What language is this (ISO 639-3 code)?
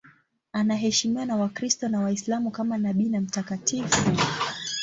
swa